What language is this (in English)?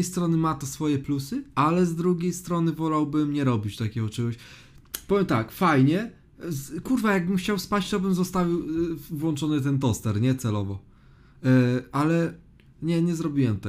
Polish